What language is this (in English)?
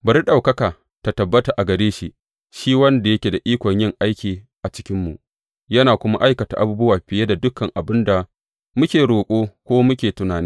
Hausa